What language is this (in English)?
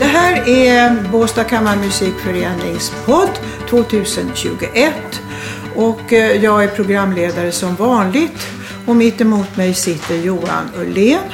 Swedish